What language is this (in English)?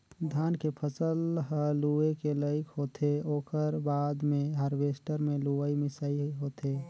Chhattisgarhi